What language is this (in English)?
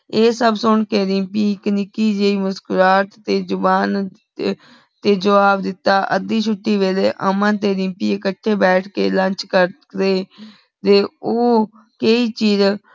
Punjabi